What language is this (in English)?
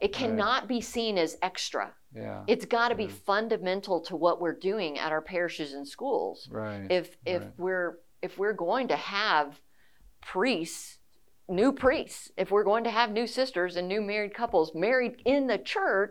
English